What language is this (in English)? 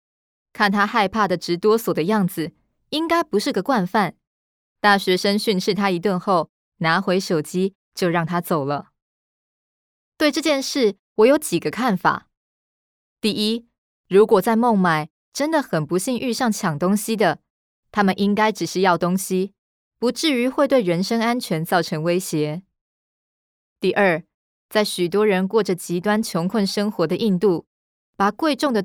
Chinese